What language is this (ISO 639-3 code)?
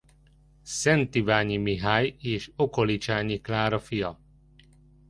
hun